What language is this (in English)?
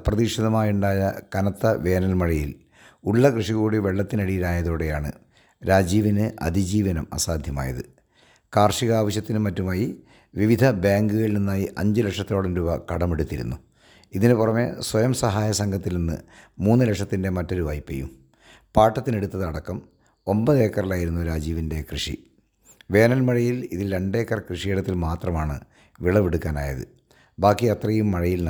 Malayalam